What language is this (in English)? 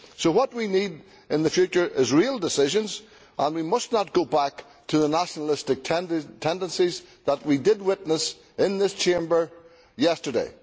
English